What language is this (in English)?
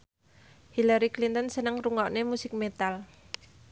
Javanese